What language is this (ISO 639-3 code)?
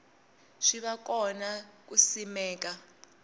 tso